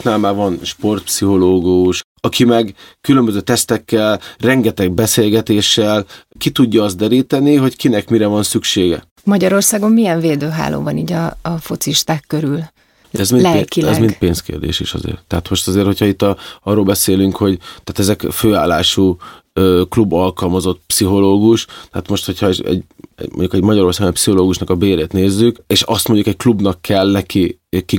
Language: Hungarian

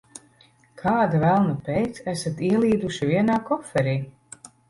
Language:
Latvian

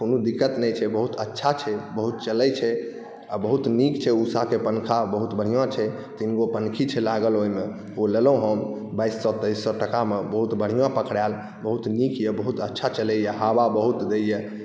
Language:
Maithili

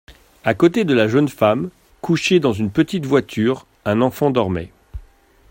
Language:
French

